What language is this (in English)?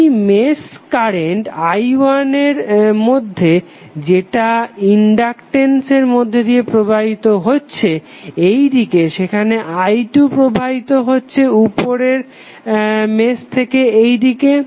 Bangla